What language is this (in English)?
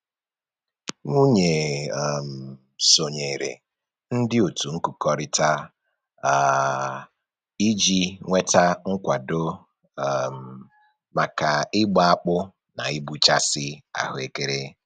Igbo